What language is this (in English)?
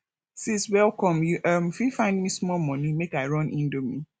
Nigerian Pidgin